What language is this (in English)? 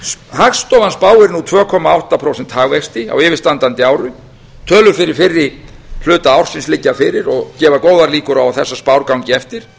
Icelandic